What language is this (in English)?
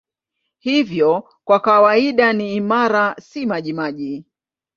Swahili